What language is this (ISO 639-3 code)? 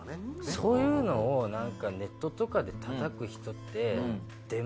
jpn